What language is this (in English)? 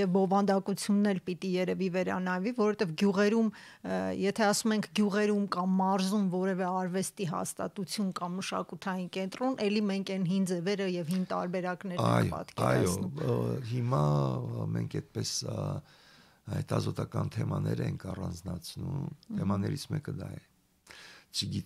Romanian